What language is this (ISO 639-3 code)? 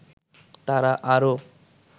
ben